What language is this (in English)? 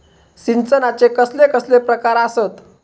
Marathi